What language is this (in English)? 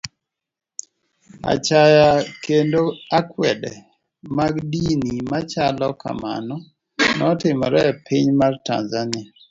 Luo (Kenya and Tanzania)